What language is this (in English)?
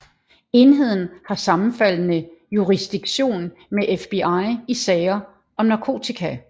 Danish